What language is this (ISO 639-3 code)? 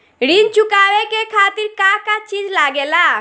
bho